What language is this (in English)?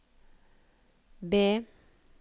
Norwegian